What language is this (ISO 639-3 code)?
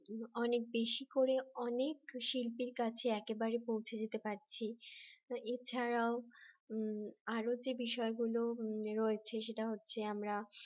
ben